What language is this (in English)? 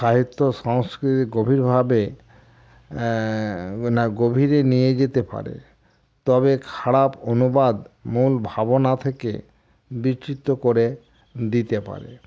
Bangla